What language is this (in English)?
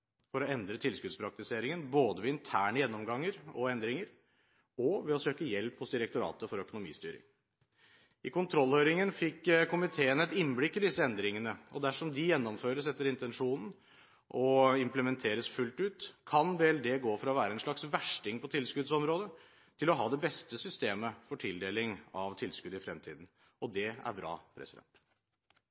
Norwegian Bokmål